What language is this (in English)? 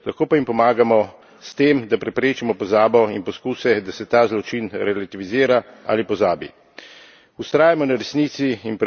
Slovenian